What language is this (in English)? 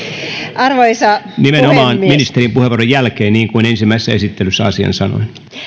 Finnish